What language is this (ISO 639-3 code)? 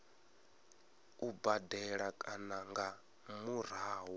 ven